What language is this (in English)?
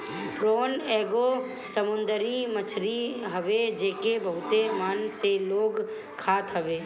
Bhojpuri